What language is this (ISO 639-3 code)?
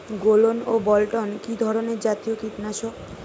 ben